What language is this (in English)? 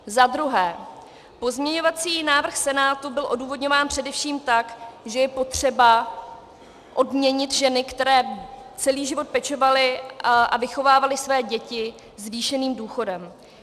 Czech